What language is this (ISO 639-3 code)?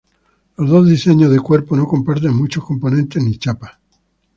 spa